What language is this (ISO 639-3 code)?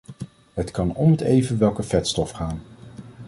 nld